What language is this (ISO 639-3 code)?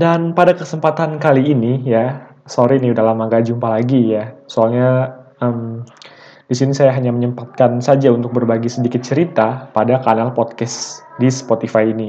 ind